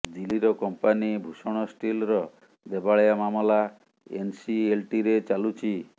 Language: Odia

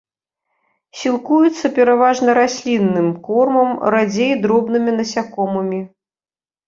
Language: Belarusian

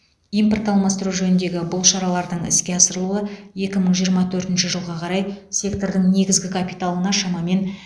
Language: Kazakh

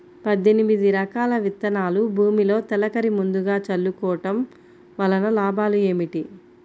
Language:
Telugu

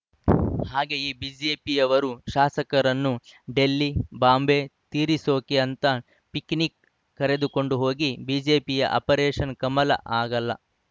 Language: Kannada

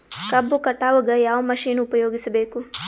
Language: Kannada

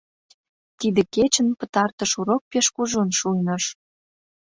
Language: Mari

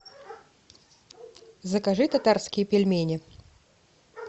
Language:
Russian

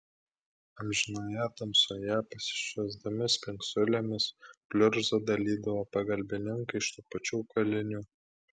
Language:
Lithuanian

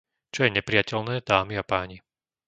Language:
Slovak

